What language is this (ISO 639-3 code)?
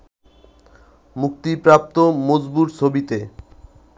ben